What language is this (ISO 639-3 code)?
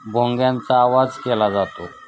mar